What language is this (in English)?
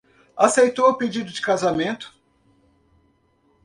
Portuguese